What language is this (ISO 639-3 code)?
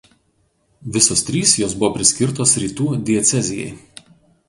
lit